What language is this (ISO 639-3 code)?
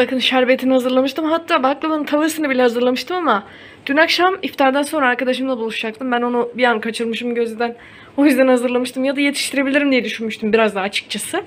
tur